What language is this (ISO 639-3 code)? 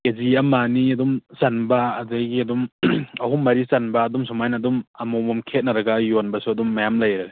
mni